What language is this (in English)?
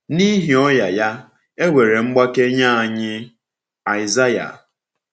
Igbo